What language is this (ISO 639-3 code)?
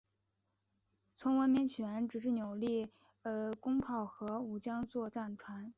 zho